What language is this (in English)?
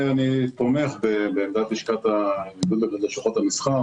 Hebrew